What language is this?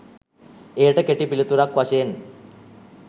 Sinhala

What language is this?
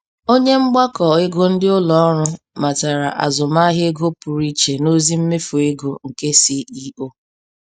Igbo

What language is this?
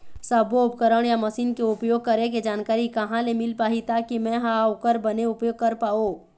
Chhattisgarhi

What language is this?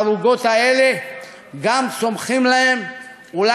Hebrew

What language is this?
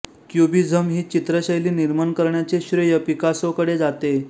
Marathi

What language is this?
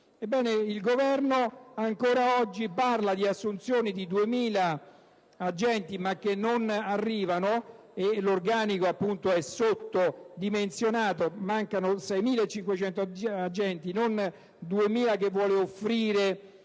Italian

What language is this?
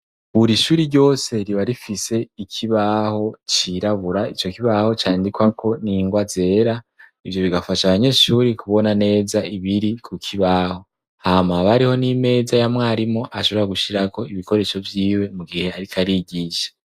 Rundi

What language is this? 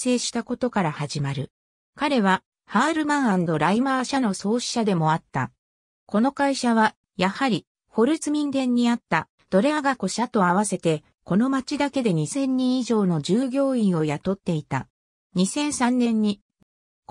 Japanese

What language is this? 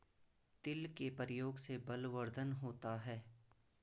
Hindi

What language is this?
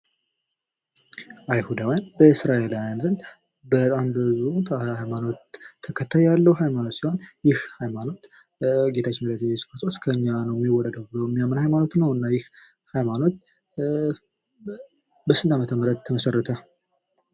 Amharic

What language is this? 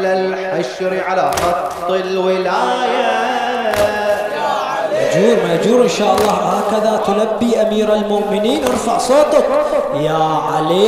Arabic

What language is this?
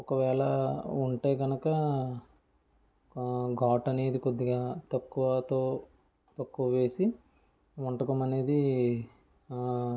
Telugu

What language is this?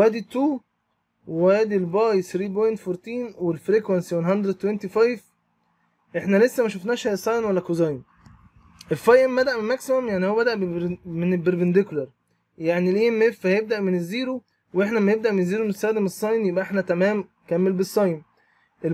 Arabic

